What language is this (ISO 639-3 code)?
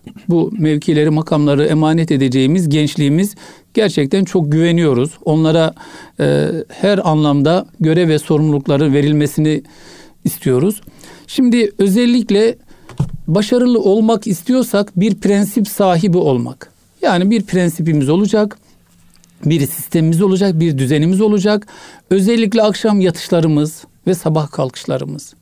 tur